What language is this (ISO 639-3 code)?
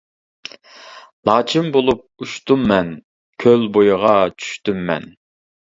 uig